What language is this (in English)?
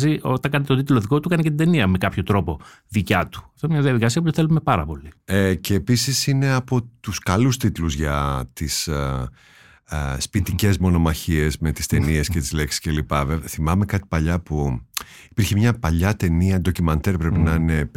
Greek